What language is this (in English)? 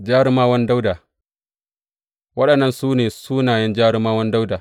Hausa